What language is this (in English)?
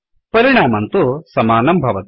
Sanskrit